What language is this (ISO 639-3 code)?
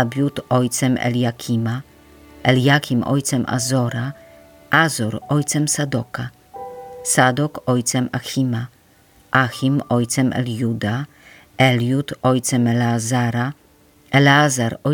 pol